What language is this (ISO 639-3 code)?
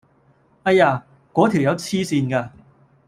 yue